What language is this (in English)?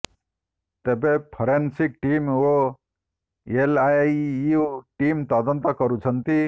Odia